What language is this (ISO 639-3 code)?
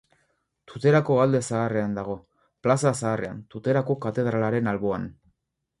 eus